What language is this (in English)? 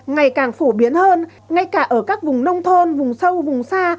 Vietnamese